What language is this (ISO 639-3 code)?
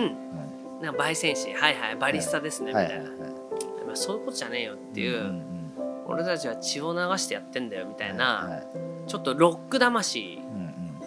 jpn